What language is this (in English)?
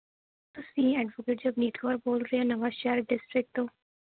Punjabi